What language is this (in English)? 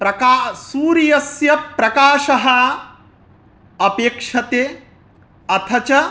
Sanskrit